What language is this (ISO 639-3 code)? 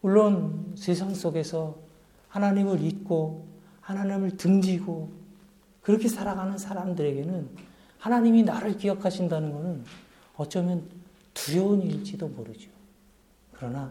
kor